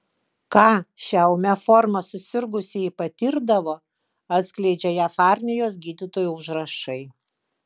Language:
Lithuanian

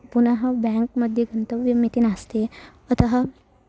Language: Sanskrit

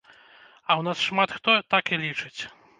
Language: Belarusian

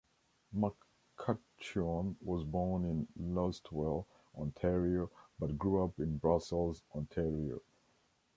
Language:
English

